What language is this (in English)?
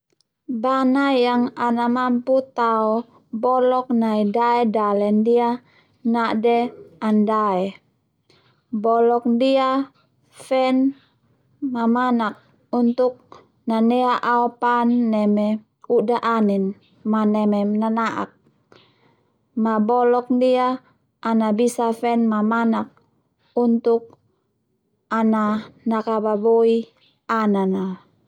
Termanu